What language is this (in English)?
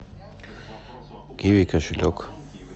Russian